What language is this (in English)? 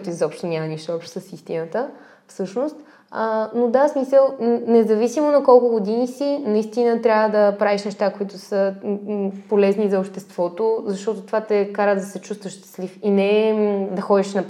Bulgarian